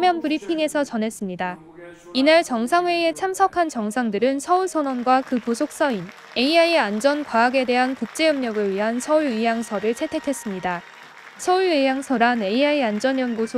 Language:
Korean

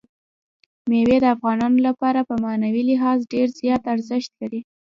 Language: Pashto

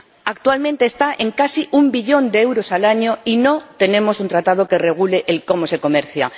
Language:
Spanish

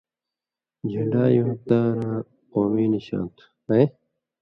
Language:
Indus Kohistani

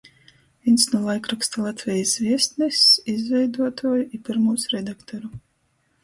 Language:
Latgalian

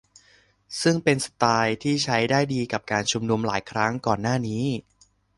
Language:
Thai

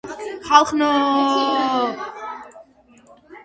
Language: Georgian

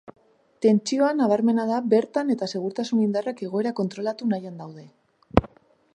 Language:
Basque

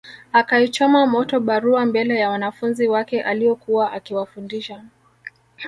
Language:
Swahili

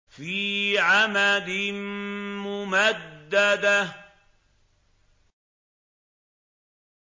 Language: Arabic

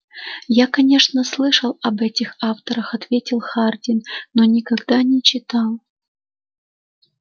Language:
Russian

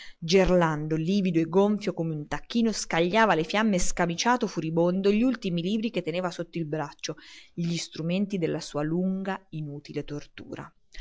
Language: Italian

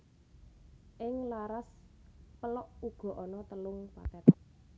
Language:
Javanese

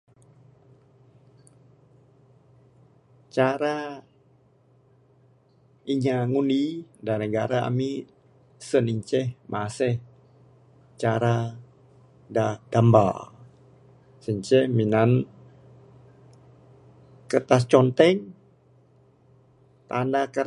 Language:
Bukar-Sadung Bidayuh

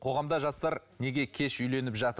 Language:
Kazakh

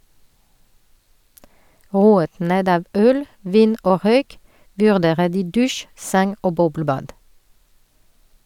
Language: Norwegian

